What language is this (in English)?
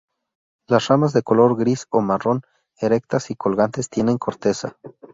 Spanish